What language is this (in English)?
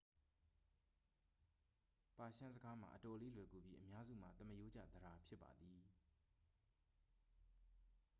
Burmese